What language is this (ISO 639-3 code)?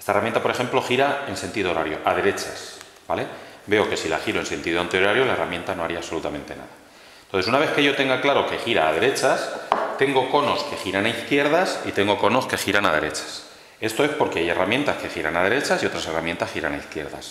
spa